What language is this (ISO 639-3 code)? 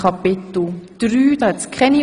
gsw